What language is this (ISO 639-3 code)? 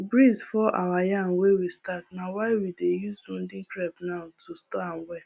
pcm